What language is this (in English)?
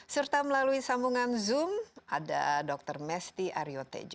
Indonesian